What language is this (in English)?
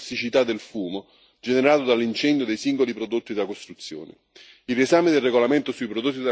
Italian